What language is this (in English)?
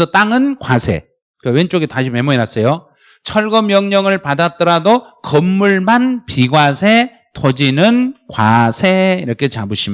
Korean